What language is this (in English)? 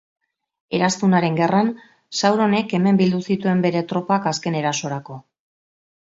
Basque